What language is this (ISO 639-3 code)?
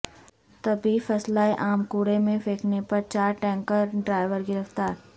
urd